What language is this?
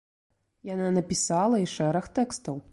Belarusian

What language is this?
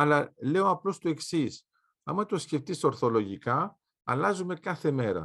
Greek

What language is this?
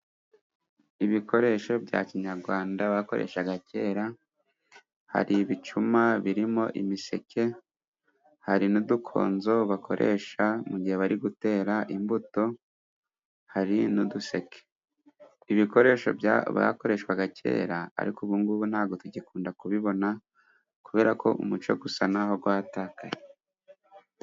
Kinyarwanda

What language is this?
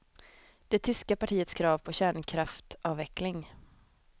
Swedish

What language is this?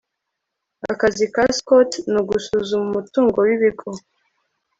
Kinyarwanda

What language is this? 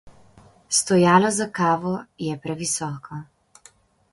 Slovenian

